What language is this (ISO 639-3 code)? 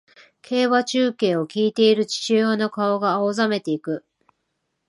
jpn